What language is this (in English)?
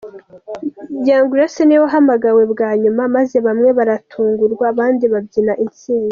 Kinyarwanda